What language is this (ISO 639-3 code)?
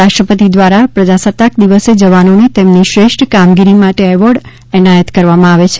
guj